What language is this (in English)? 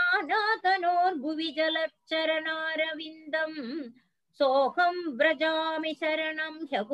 Tamil